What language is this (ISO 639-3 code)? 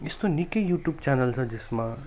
nep